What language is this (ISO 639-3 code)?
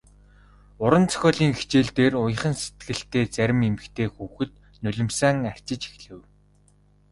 mon